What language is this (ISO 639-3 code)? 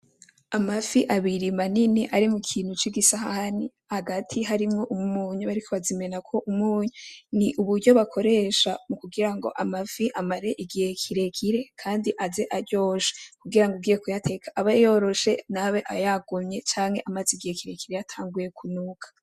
run